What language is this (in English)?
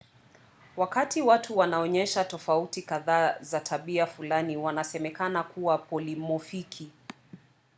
Swahili